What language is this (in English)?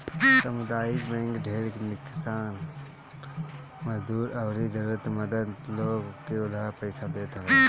Bhojpuri